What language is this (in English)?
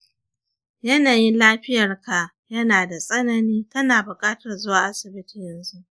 Hausa